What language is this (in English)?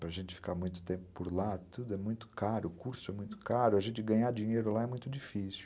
Portuguese